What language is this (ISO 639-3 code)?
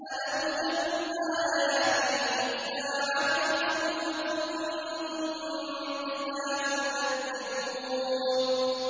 ara